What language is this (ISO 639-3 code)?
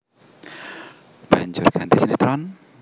jav